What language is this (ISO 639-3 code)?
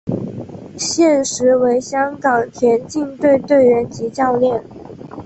zho